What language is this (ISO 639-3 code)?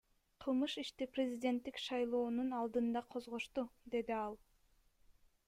kir